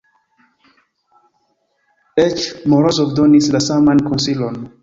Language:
Esperanto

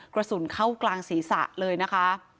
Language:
Thai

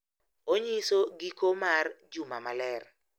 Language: Luo (Kenya and Tanzania)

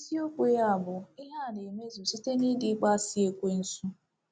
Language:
Igbo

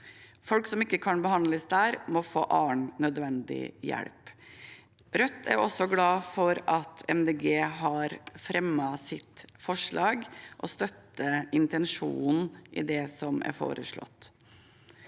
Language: Norwegian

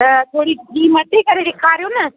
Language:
Sindhi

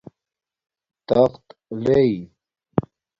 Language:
Domaaki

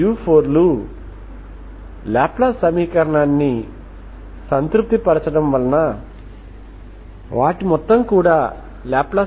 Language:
Telugu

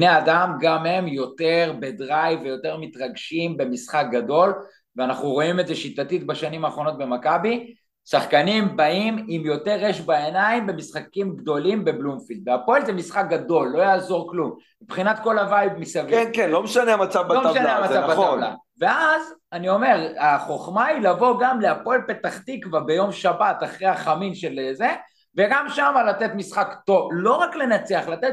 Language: Hebrew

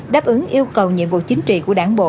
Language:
Vietnamese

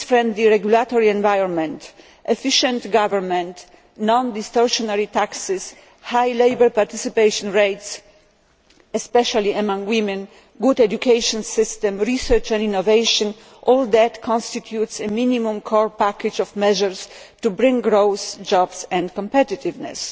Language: English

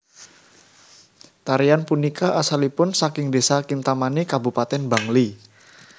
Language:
Javanese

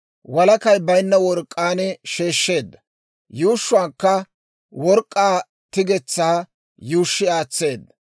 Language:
Dawro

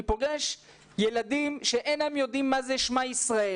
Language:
Hebrew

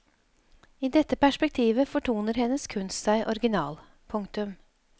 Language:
Norwegian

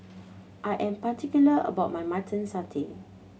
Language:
English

